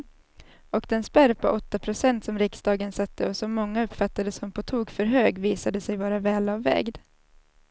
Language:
Swedish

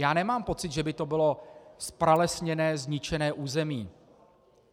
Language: Czech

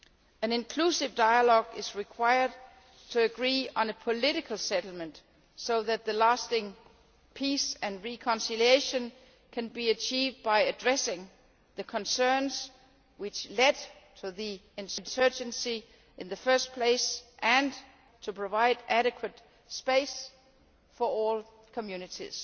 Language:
English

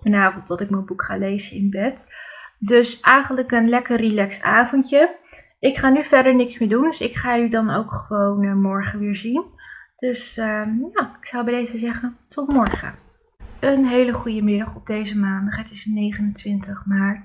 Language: Dutch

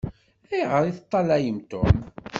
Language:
Kabyle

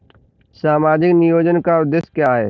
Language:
Hindi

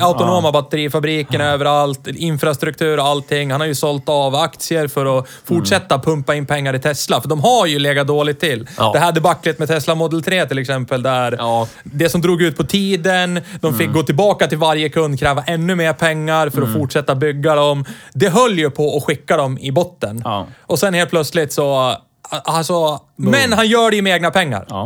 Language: Swedish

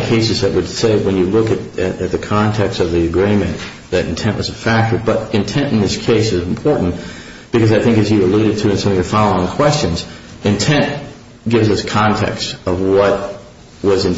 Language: English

